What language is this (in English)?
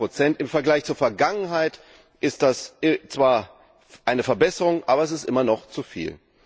German